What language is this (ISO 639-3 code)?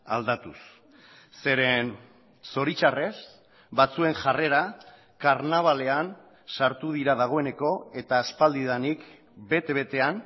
eus